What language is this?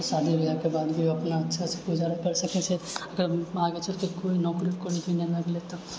Maithili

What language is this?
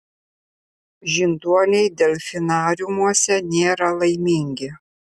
Lithuanian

